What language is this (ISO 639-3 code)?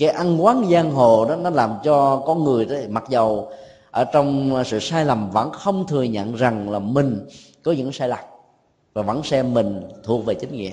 vie